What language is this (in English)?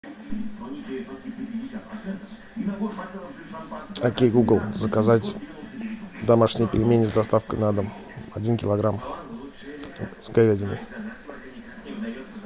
Russian